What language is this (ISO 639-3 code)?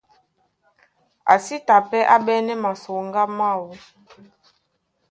dua